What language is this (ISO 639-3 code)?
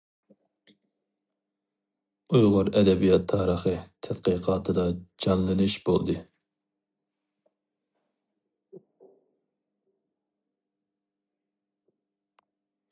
uig